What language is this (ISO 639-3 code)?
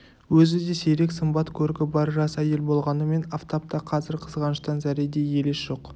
kaz